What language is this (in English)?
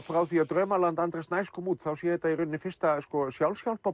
Icelandic